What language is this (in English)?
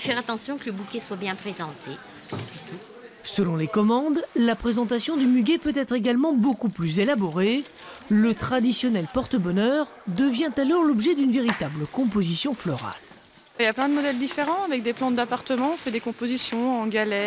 French